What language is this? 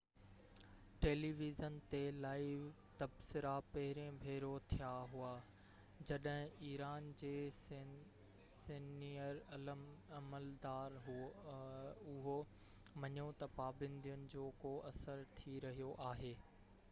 Sindhi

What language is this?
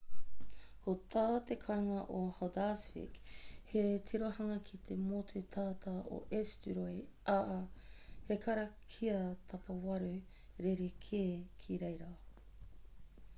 Māori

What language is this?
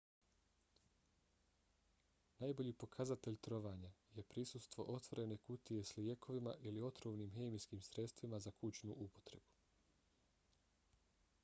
Bosnian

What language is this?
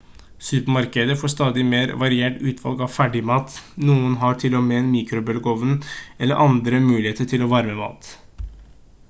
Norwegian Bokmål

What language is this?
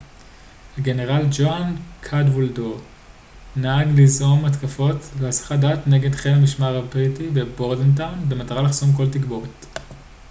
Hebrew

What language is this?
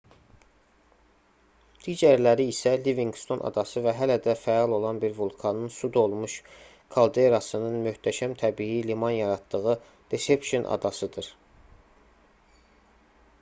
Azerbaijani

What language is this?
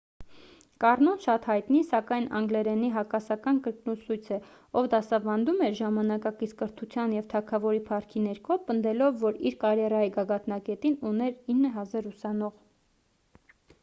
Armenian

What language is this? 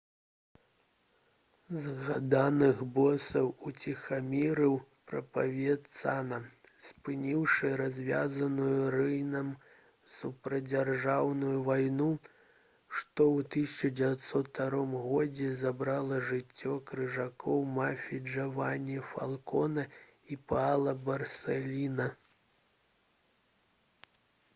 Belarusian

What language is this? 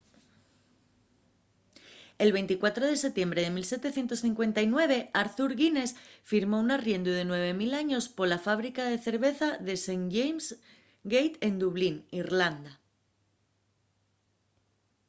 Asturian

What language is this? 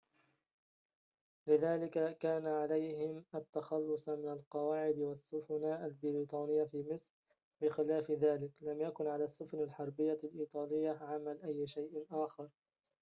Arabic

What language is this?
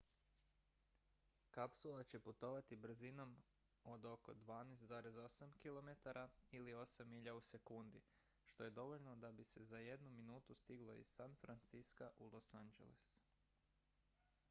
Croatian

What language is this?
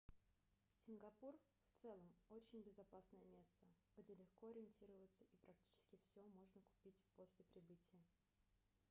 Russian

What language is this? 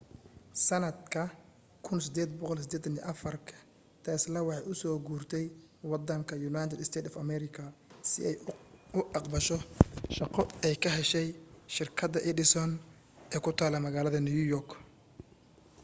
Somali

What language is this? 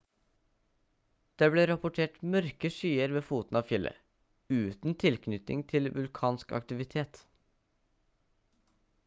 Norwegian Bokmål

